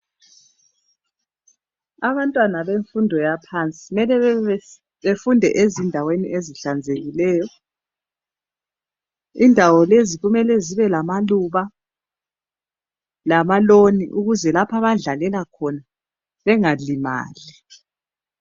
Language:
North Ndebele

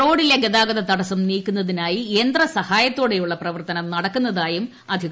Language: Malayalam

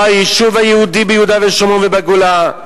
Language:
Hebrew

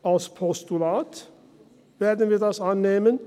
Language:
Swiss German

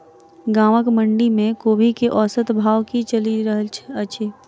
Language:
Maithili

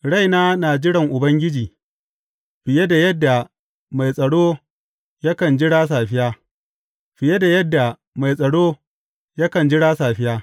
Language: Hausa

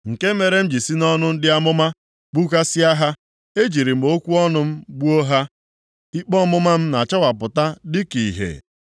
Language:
Igbo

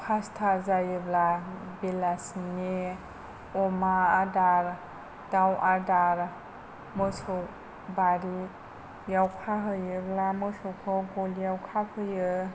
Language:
Bodo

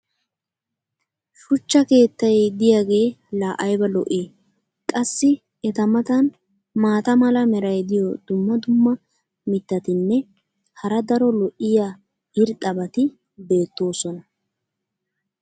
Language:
Wolaytta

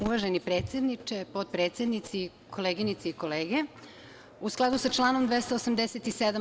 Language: Serbian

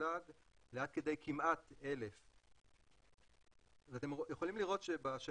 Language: Hebrew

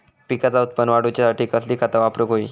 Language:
Marathi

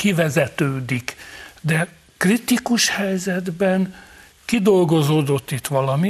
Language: Hungarian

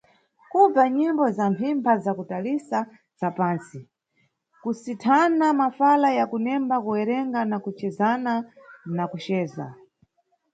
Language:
Nyungwe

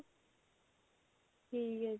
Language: Punjabi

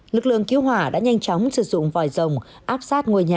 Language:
Vietnamese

